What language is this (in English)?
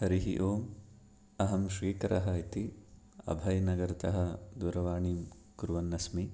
Sanskrit